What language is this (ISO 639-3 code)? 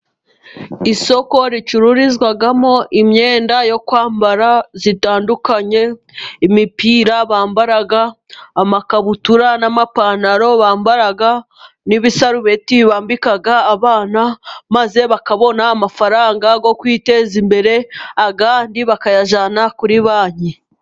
kin